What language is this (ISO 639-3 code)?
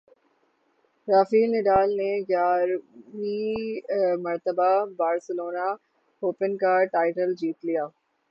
urd